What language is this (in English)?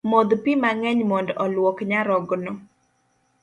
Luo (Kenya and Tanzania)